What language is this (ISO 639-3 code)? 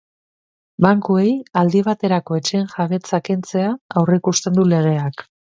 eus